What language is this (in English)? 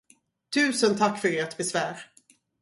Swedish